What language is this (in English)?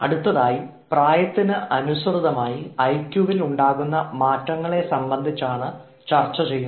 Malayalam